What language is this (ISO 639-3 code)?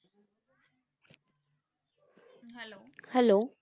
pan